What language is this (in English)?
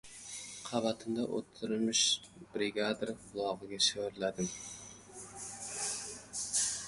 Uzbek